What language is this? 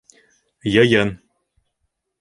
Bashkir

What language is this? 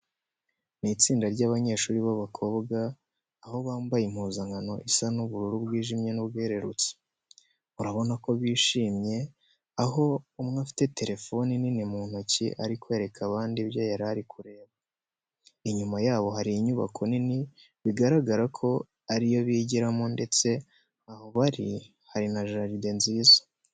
Kinyarwanda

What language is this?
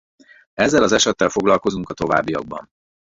Hungarian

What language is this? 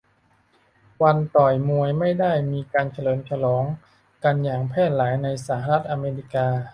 Thai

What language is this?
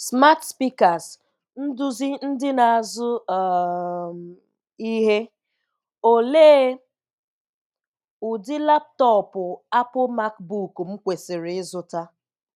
Igbo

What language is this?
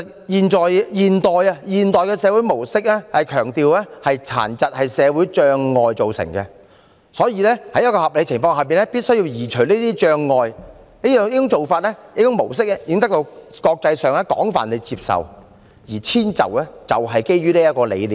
Cantonese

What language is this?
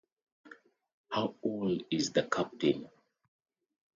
English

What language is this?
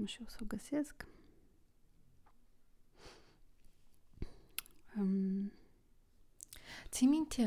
Romanian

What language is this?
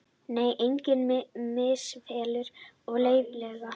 Icelandic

